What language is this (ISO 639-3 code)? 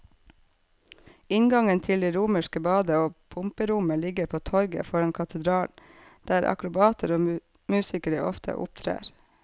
nor